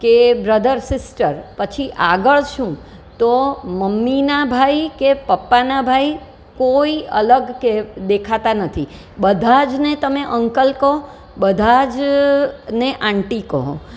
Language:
Gujarati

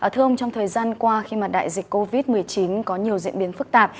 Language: Vietnamese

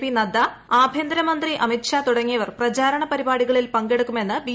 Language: Malayalam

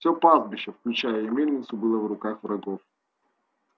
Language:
Russian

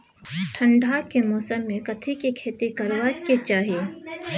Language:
Maithili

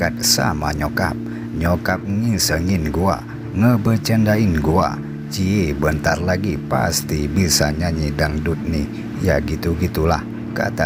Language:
Indonesian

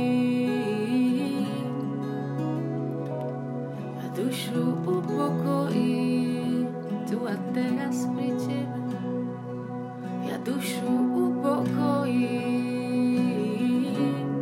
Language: Slovak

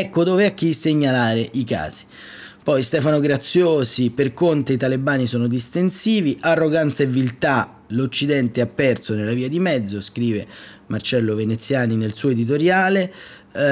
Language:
Italian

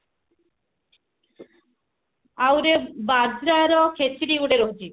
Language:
Odia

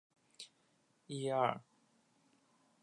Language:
Chinese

